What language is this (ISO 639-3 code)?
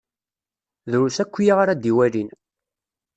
kab